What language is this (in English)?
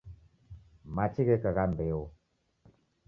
Taita